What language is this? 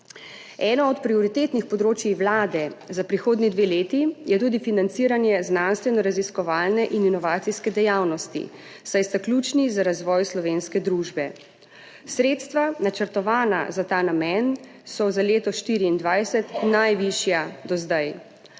Slovenian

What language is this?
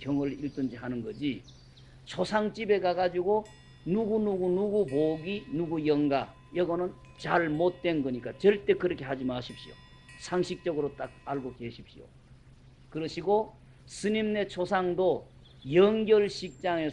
Korean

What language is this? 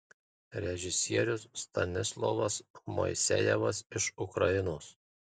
Lithuanian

